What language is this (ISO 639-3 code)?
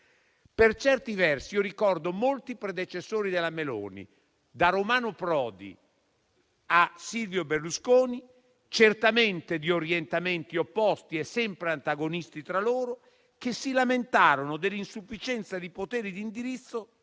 ita